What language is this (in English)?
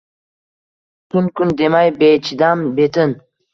Uzbek